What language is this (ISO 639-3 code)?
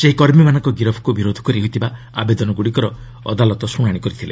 ori